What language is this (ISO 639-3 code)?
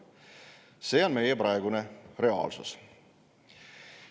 est